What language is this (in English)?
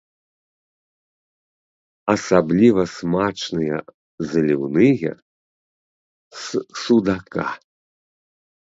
Belarusian